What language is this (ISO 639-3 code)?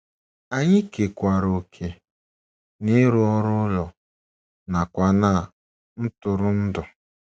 ibo